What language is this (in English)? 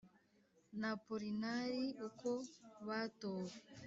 Kinyarwanda